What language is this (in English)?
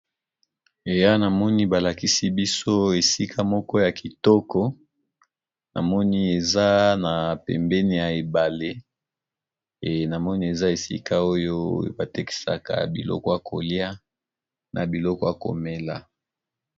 Lingala